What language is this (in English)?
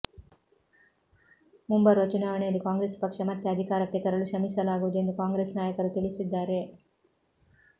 Kannada